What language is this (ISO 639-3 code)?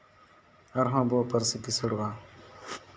sat